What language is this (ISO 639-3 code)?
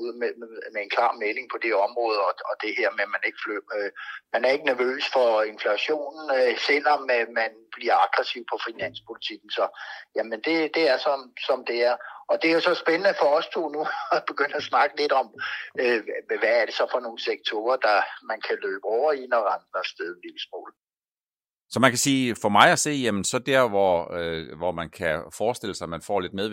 dan